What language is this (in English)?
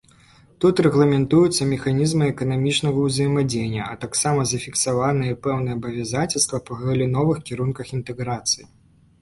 Belarusian